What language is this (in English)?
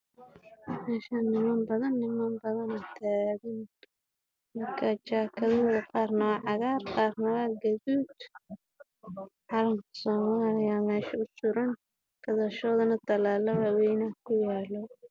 Somali